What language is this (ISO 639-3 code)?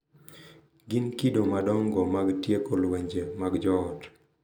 luo